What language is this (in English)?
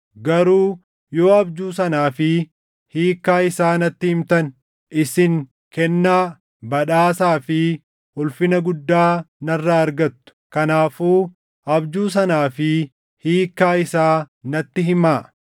Oromo